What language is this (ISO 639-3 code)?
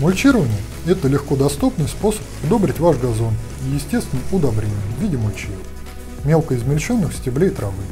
rus